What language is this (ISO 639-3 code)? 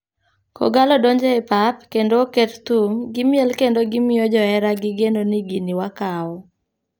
luo